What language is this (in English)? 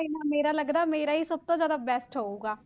Punjabi